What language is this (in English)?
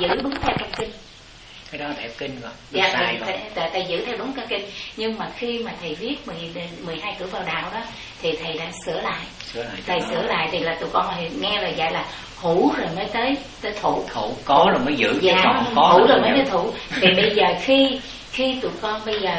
Vietnamese